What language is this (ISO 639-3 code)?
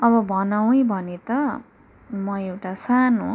nep